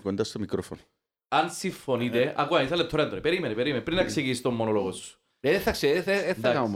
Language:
Greek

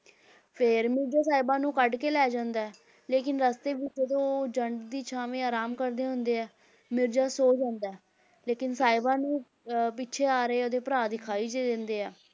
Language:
Punjabi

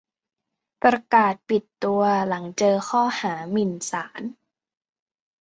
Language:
Thai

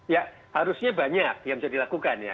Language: Indonesian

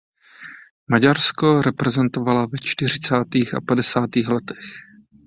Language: Czech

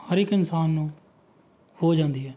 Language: Punjabi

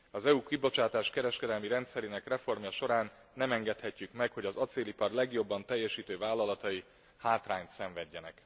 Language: Hungarian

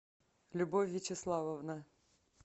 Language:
Russian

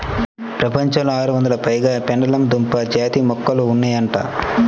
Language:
Telugu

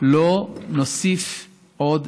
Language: Hebrew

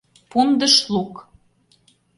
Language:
Mari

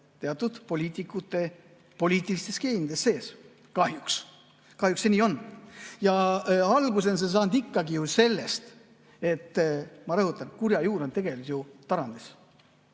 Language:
Estonian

